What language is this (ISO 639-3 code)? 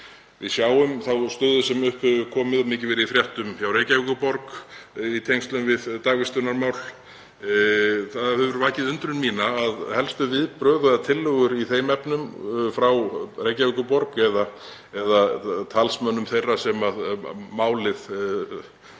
isl